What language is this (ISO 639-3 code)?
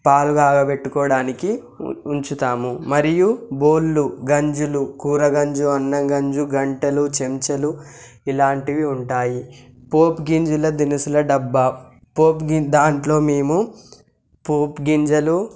tel